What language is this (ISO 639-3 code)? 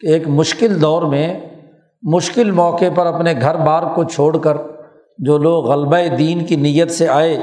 urd